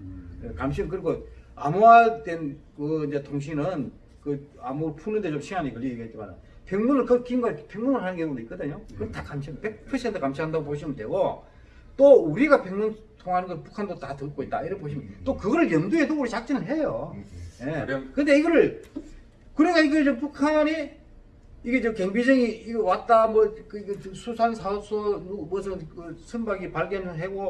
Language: Korean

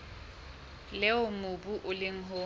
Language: Southern Sotho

